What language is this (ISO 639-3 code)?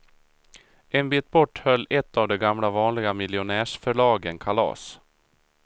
swe